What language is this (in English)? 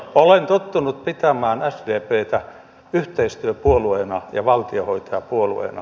Finnish